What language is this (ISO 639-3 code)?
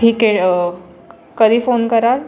mar